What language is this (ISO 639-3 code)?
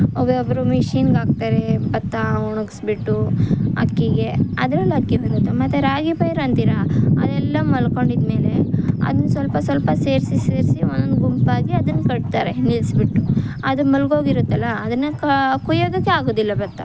kan